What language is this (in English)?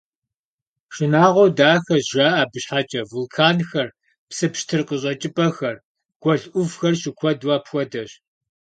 Kabardian